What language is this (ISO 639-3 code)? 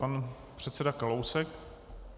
ces